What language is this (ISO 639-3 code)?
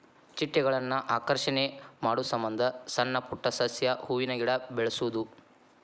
kan